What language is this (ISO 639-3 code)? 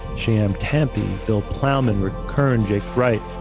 eng